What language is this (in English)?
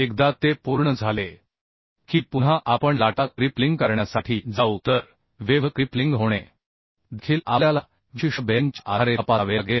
Marathi